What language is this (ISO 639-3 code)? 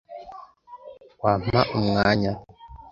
kin